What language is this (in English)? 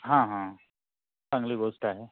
Marathi